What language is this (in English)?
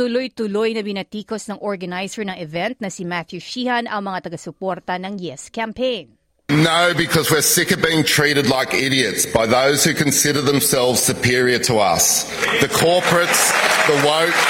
Filipino